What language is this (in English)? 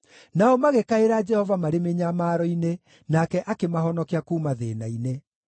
Kikuyu